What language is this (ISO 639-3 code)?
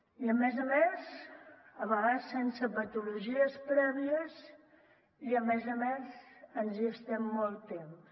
cat